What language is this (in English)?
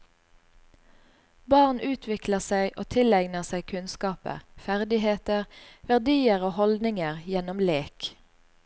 Norwegian